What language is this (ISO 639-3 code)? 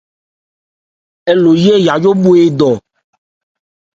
ebr